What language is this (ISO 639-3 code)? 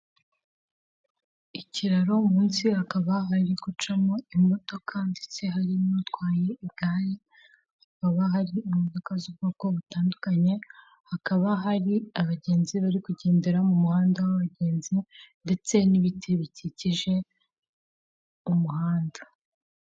kin